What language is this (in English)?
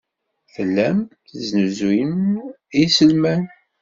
Kabyle